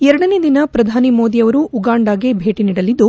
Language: Kannada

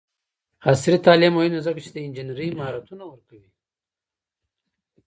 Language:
Pashto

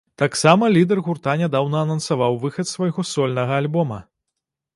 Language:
Belarusian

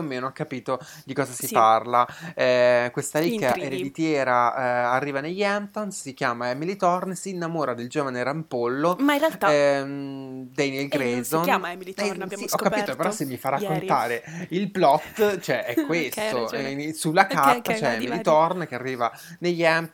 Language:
Italian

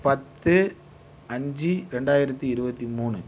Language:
Tamil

